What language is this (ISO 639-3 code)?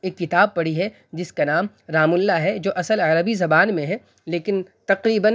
urd